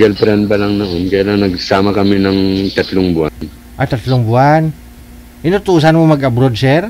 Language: Filipino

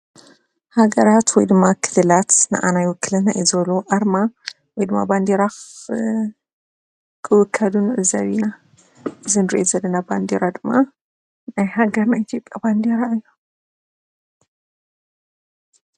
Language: Tigrinya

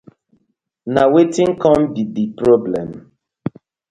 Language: Nigerian Pidgin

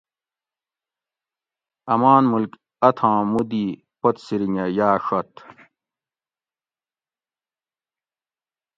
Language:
Gawri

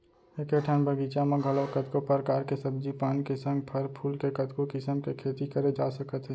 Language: Chhattisgarhi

